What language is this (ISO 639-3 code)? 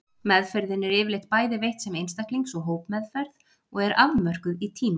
isl